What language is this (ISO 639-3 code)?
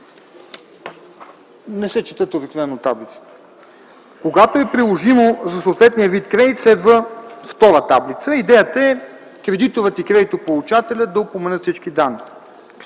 bul